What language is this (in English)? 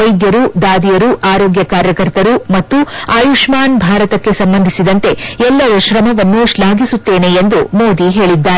Kannada